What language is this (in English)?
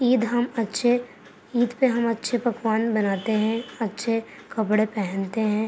Urdu